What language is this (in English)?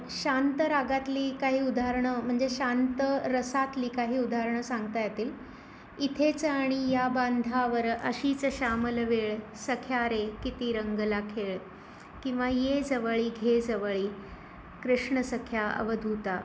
Marathi